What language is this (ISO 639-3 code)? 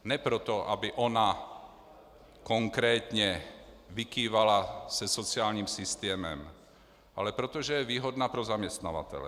ces